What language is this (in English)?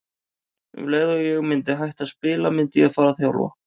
Icelandic